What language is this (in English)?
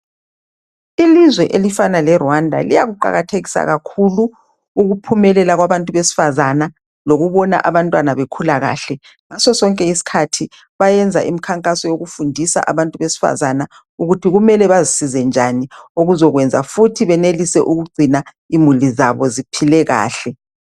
North Ndebele